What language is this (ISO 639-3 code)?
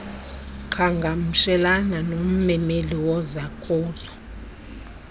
xho